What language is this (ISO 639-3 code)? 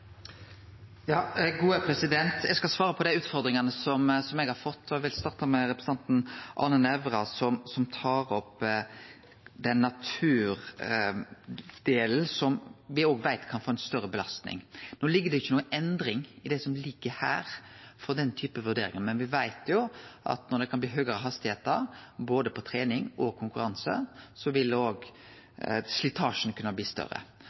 nno